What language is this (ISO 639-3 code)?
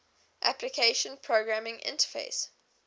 eng